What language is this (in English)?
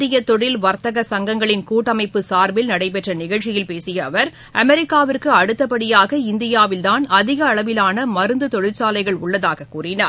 Tamil